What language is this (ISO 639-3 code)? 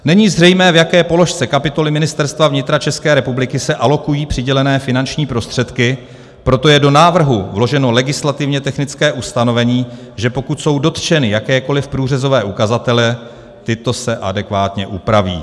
ces